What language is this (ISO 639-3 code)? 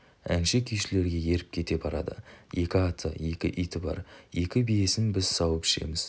kaz